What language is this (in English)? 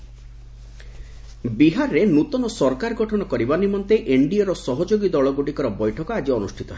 Odia